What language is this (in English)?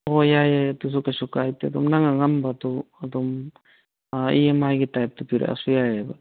Manipuri